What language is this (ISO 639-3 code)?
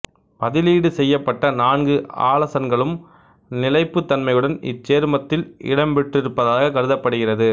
tam